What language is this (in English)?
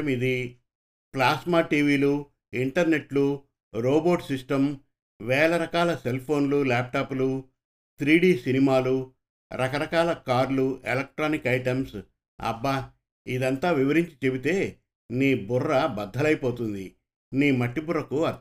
Telugu